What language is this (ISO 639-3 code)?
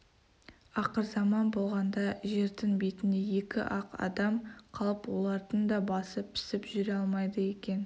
kaz